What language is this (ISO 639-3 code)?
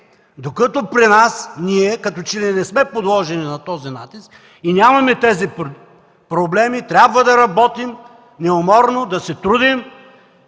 bul